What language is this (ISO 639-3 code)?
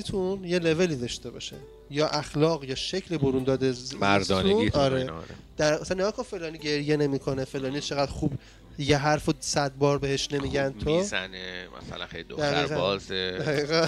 fas